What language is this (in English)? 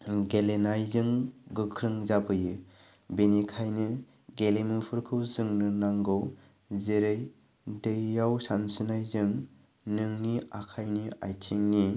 Bodo